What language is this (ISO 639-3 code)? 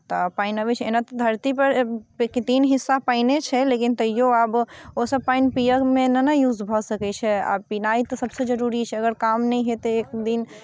mai